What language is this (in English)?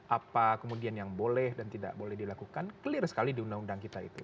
Indonesian